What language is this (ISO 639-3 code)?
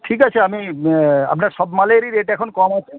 ben